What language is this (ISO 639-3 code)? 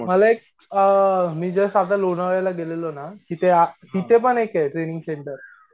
mar